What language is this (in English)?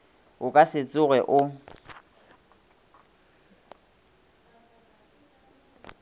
Northern Sotho